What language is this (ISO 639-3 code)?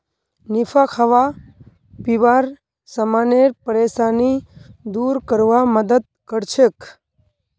mag